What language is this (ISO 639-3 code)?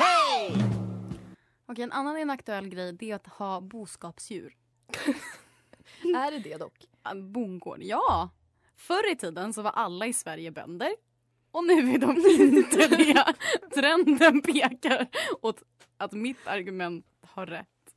swe